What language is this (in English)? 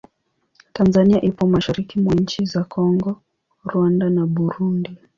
Swahili